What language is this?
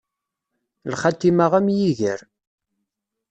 Kabyle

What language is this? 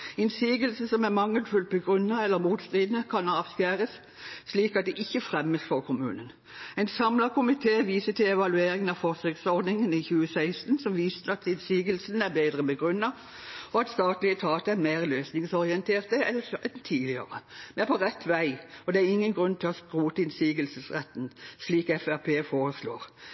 Norwegian Bokmål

